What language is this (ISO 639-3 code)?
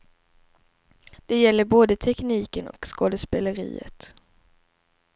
swe